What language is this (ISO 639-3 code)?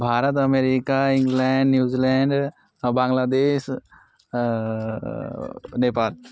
san